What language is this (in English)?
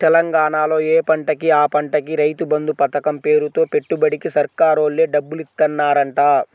Telugu